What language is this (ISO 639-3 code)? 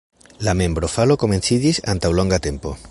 epo